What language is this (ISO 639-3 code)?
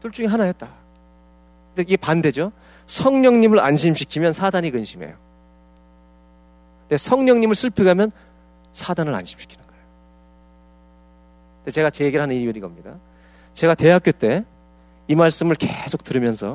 kor